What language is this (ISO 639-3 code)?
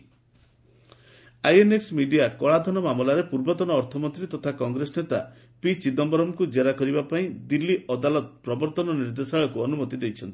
ori